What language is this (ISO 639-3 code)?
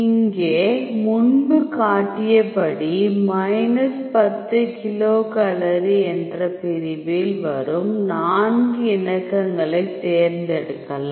tam